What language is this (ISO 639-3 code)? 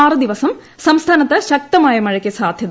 mal